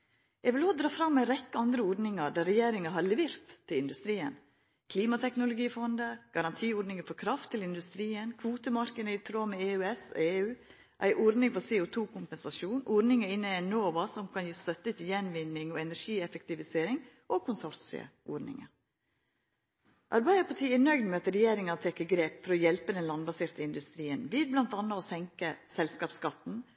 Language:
Norwegian Nynorsk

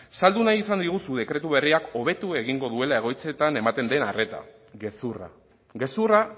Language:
Basque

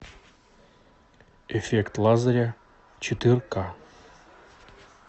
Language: Russian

